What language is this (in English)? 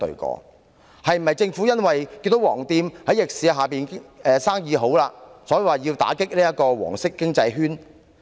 Cantonese